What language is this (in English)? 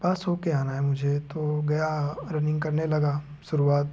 Hindi